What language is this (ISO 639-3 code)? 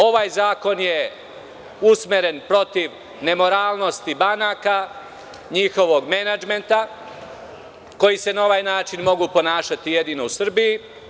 srp